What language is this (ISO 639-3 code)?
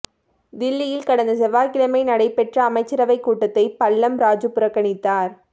tam